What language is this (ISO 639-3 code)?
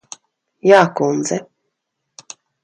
lav